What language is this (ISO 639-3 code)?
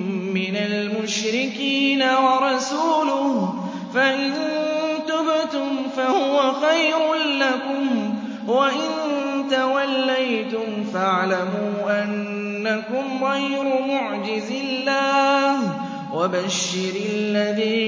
ara